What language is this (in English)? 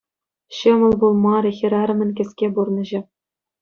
Chuvash